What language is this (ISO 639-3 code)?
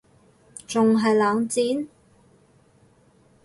yue